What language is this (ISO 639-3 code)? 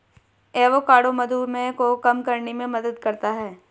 hin